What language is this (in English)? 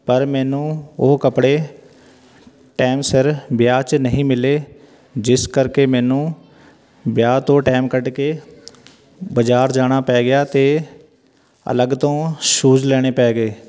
Punjabi